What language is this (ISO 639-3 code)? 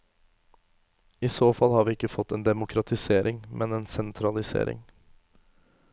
nor